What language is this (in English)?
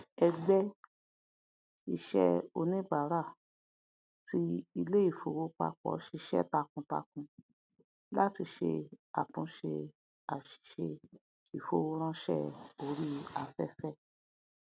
Yoruba